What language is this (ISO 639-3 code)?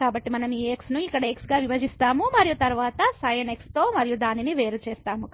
tel